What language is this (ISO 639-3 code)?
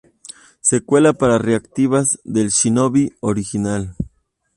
spa